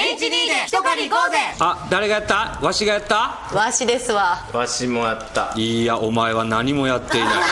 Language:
Japanese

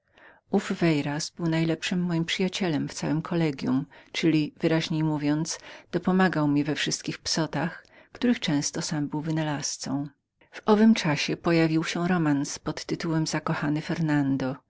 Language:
Polish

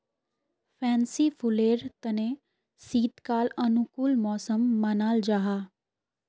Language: Magahi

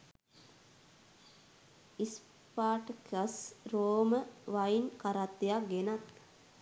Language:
Sinhala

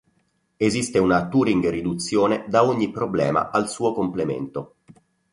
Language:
Italian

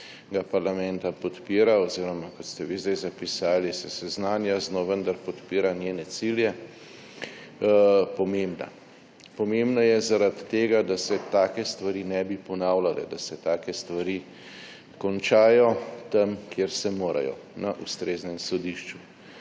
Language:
Slovenian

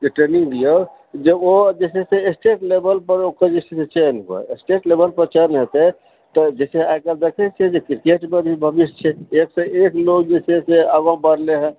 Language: Maithili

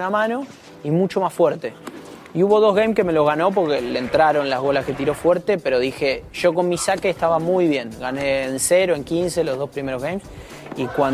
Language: Spanish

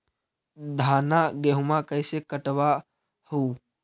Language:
Magahi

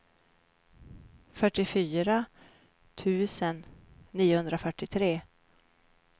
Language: Swedish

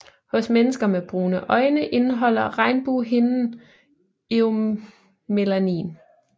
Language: Danish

